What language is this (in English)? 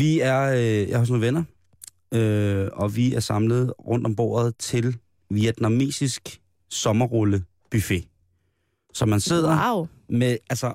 Danish